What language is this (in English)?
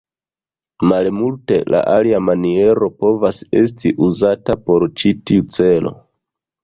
Esperanto